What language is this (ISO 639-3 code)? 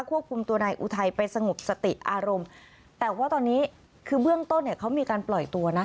tha